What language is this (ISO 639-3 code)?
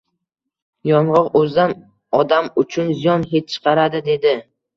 uzb